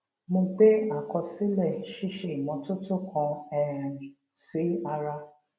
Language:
Yoruba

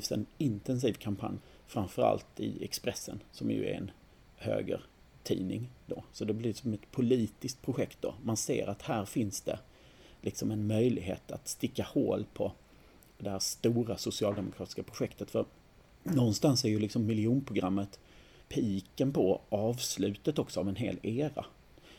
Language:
Swedish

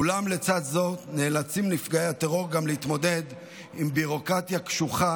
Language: Hebrew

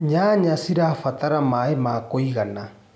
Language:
Kikuyu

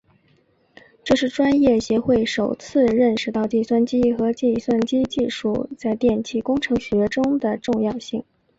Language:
Chinese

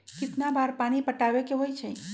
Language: Magahi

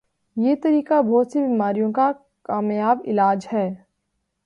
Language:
Urdu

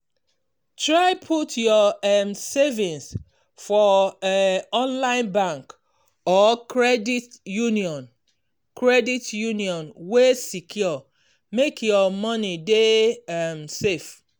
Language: Nigerian Pidgin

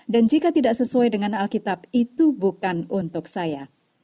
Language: Indonesian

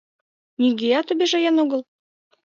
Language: Mari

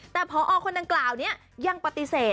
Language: Thai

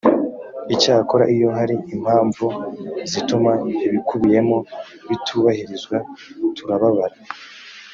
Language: Kinyarwanda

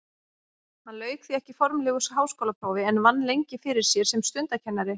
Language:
Icelandic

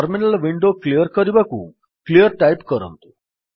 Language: Odia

